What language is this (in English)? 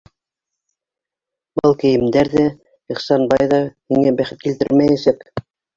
Bashkir